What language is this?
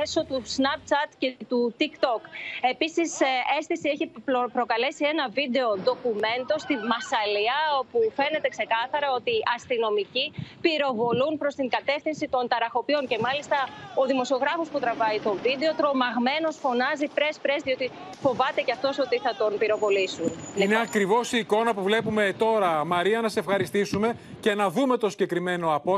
Greek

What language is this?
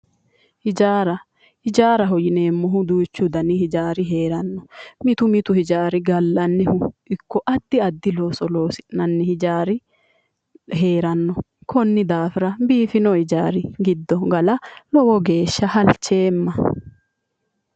Sidamo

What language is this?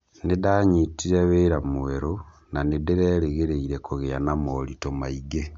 Kikuyu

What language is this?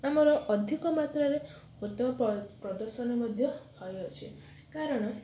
Odia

